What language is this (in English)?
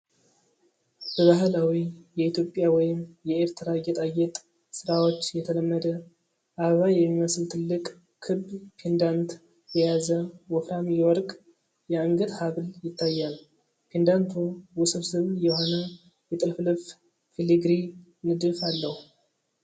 Amharic